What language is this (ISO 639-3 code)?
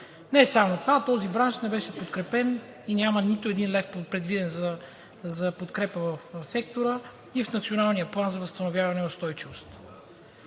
bul